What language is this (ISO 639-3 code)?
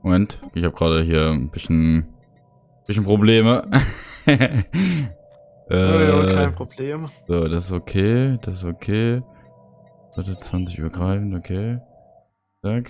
deu